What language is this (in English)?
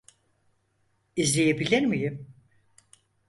Turkish